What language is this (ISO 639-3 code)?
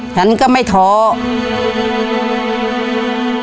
tha